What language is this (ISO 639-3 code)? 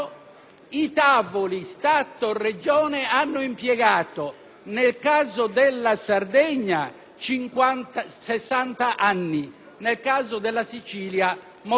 ita